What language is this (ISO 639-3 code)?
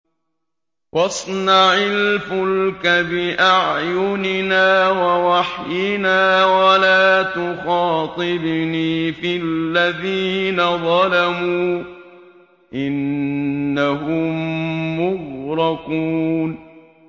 ara